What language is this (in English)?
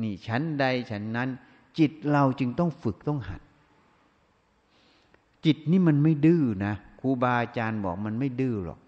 Thai